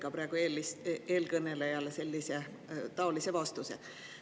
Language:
Estonian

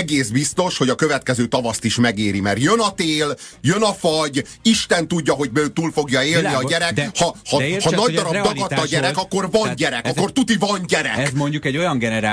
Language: Hungarian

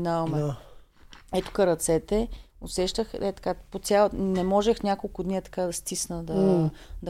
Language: Bulgarian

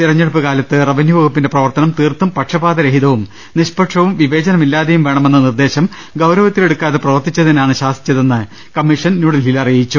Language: Malayalam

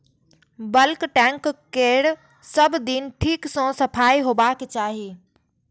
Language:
Maithili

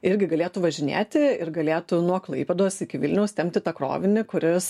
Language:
Lithuanian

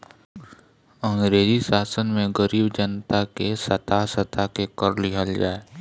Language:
Bhojpuri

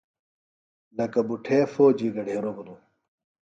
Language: Phalura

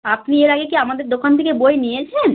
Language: Bangla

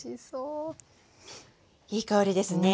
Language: Japanese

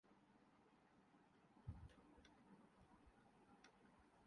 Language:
Urdu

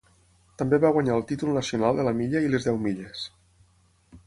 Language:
Catalan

